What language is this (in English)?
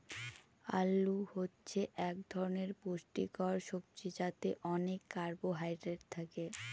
Bangla